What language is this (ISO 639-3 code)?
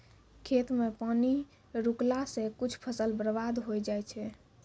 mai